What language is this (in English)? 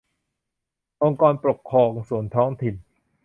Thai